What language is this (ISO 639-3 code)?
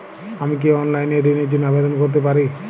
ben